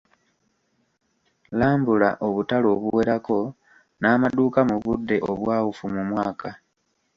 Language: Ganda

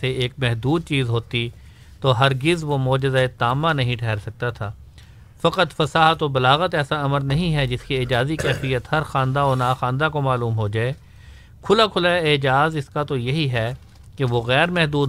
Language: Urdu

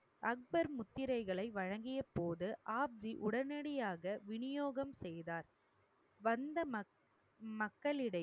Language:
Tamil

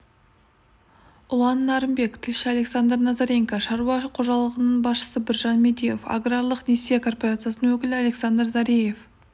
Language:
Kazakh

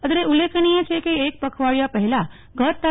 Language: Gujarati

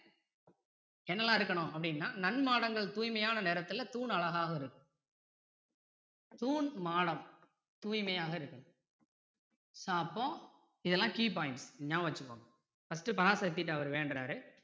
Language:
Tamil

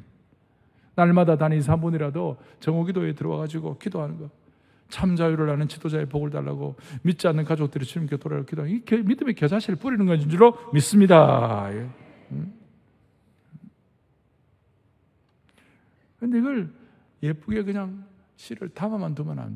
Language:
Korean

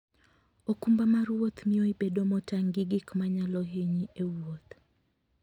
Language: Luo (Kenya and Tanzania)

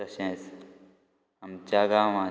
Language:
Konkani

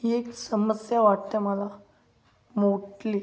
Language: Marathi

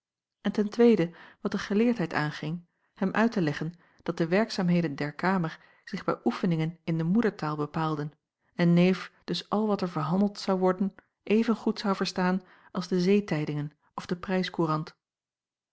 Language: Dutch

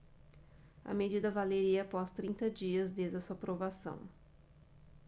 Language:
Portuguese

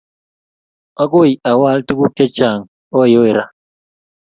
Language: Kalenjin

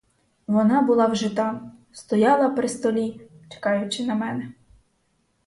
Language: Ukrainian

